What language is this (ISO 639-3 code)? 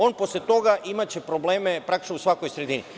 srp